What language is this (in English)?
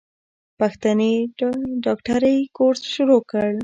Pashto